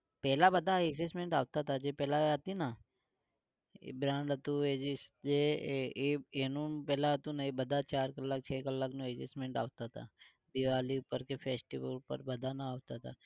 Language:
Gujarati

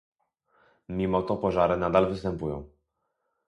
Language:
Polish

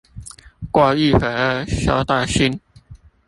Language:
Chinese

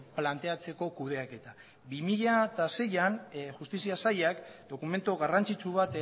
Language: Basque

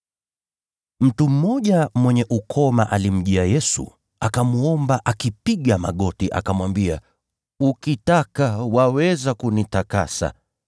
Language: Swahili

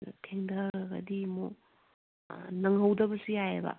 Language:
Manipuri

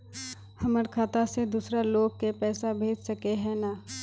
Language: Magahi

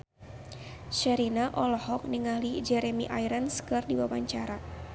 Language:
Sundanese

